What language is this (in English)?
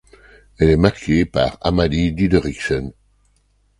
French